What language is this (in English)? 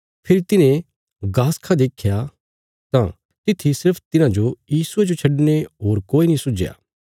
Bilaspuri